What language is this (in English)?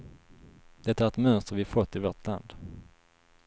Swedish